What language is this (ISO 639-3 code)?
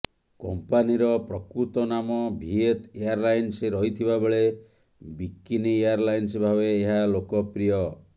ori